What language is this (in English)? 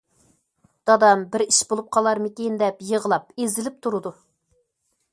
Uyghur